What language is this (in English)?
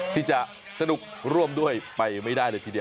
Thai